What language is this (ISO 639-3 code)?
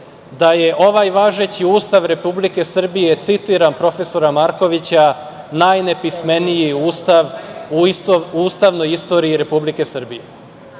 srp